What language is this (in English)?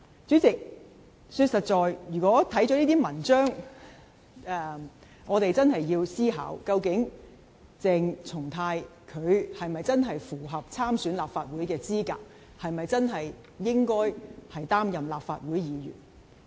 Cantonese